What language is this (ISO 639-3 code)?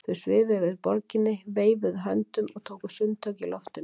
isl